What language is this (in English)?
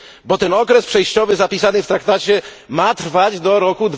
Polish